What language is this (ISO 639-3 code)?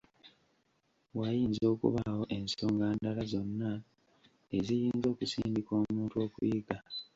lug